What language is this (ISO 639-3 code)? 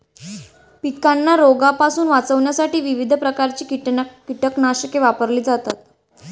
mar